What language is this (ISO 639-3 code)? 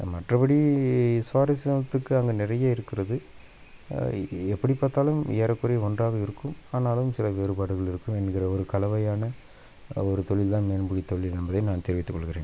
tam